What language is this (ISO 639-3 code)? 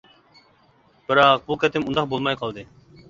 uig